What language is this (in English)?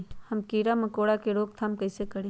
Magahi